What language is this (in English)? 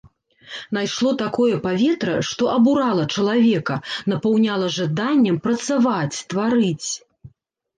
Belarusian